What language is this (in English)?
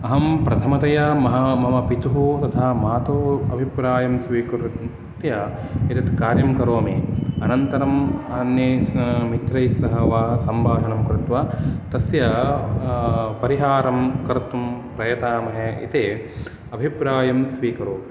Sanskrit